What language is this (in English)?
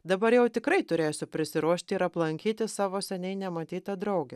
Lithuanian